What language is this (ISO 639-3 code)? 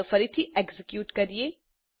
guj